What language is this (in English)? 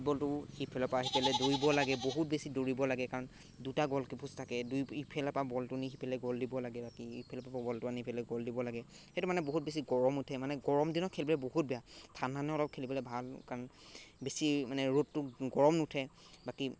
Assamese